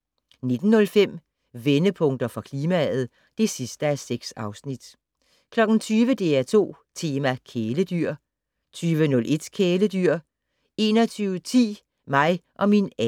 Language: Danish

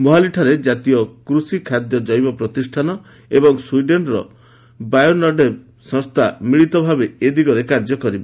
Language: Odia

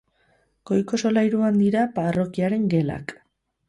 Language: Basque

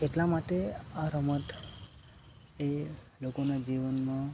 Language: Gujarati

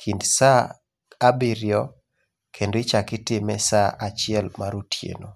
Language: Luo (Kenya and Tanzania)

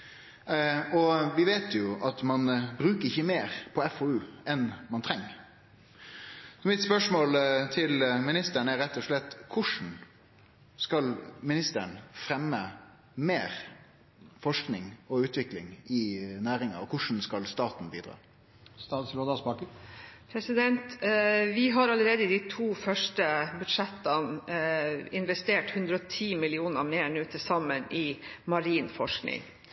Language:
Norwegian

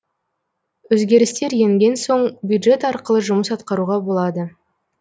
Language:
Kazakh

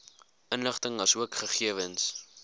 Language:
Afrikaans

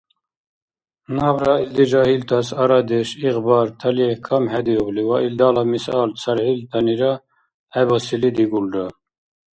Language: Dargwa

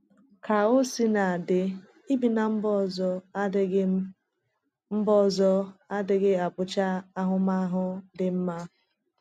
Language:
Igbo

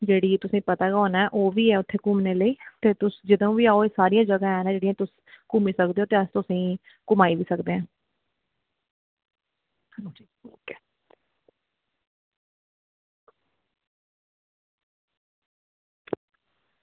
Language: Dogri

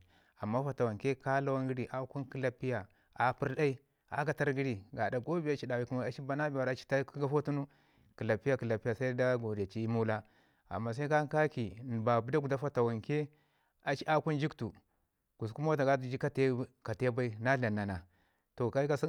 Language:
Ngizim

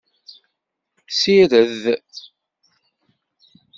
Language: Kabyle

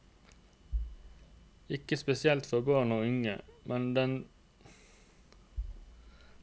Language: Norwegian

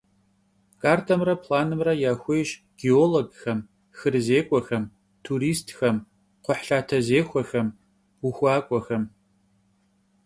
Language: Kabardian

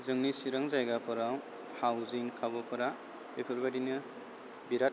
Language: Bodo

